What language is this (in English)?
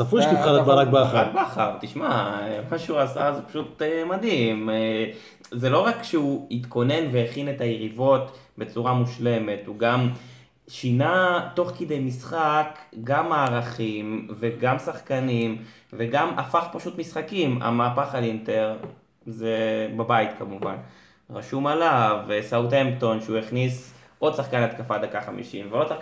Hebrew